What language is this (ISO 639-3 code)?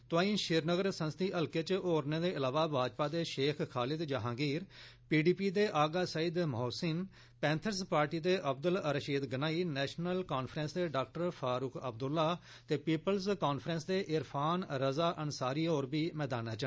doi